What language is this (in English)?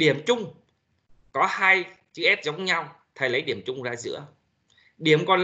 Vietnamese